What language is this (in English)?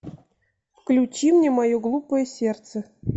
Russian